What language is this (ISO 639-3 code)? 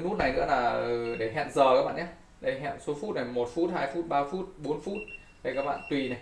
vie